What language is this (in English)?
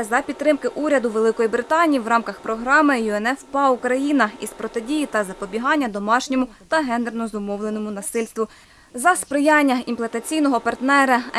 Ukrainian